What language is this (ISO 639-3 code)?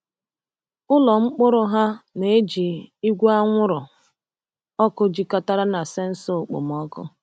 ibo